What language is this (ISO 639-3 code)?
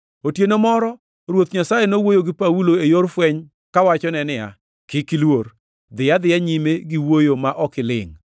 luo